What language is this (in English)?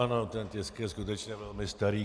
Czech